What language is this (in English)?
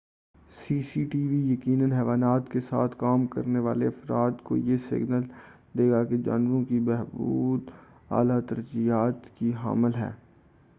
Urdu